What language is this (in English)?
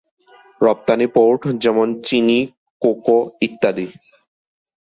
Bangla